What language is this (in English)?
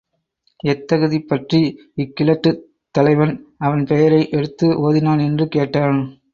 Tamil